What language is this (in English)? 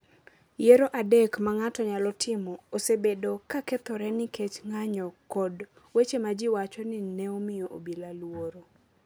Luo (Kenya and Tanzania)